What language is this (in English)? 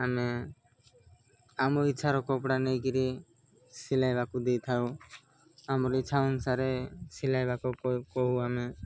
Odia